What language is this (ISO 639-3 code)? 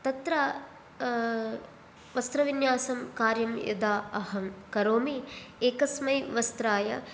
san